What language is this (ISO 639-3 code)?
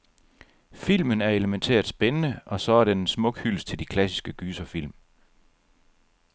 dan